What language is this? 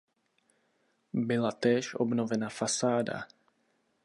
Czech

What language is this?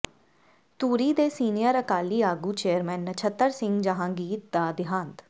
Punjabi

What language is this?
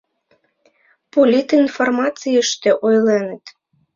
Mari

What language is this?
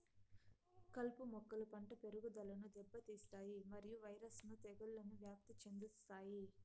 Telugu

